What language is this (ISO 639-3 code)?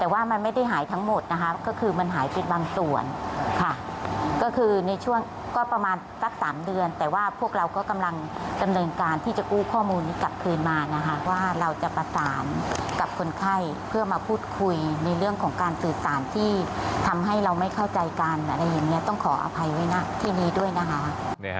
tha